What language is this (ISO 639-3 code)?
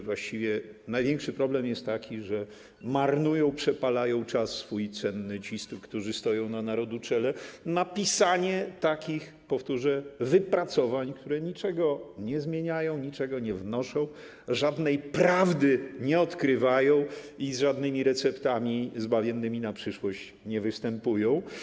pol